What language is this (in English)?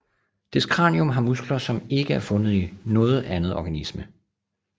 Danish